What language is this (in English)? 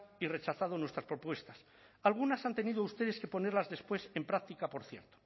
Spanish